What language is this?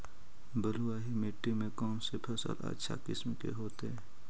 Magahi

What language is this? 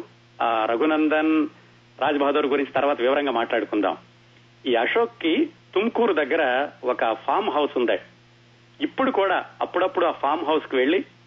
Telugu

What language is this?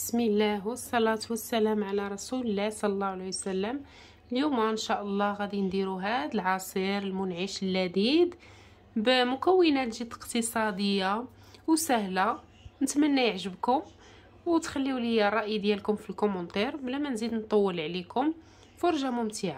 Arabic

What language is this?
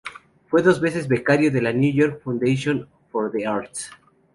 Spanish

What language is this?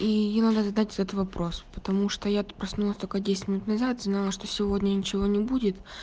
Russian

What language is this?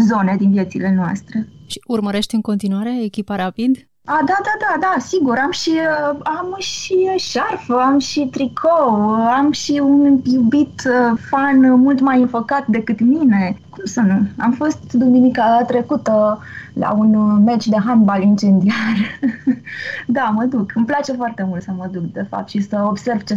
Romanian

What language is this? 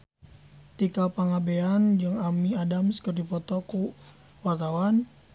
Sundanese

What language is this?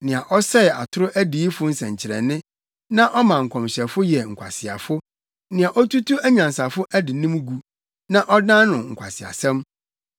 Akan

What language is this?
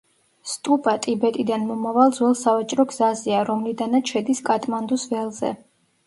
Georgian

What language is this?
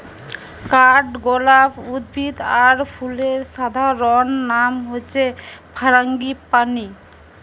Bangla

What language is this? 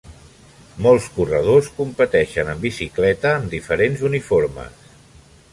Catalan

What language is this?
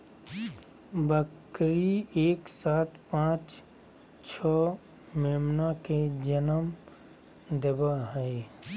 Magahi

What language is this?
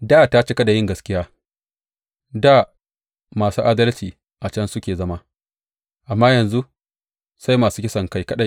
Hausa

